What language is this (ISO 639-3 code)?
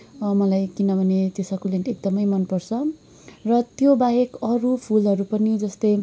nep